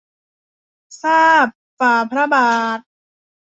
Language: Thai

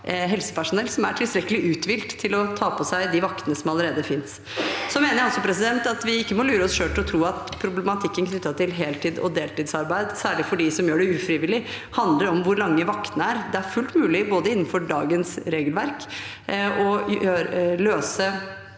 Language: Norwegian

